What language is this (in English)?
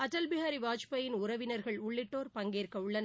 Tamil